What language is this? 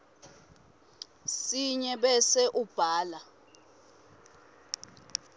Swati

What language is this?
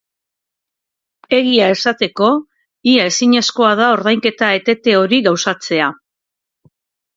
Basque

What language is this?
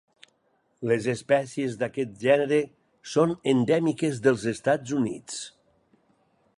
Catalan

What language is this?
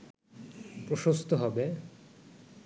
Bangla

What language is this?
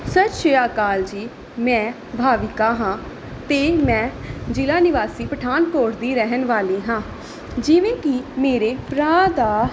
Punjabi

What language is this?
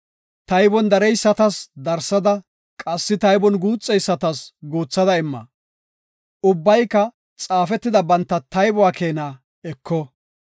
Gofa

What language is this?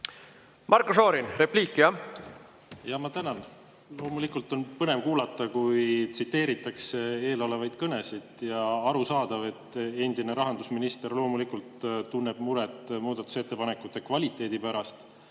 Estonian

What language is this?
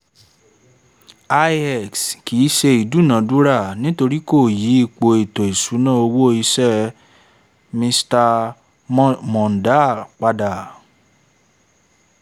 Yoruba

